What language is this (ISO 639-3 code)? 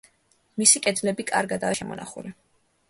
kat